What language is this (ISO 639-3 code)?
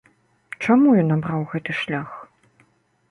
bel